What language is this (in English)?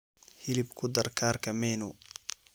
Somali